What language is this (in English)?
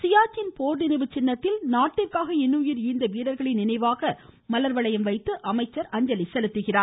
Tamil